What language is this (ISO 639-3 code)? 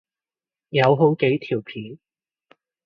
yue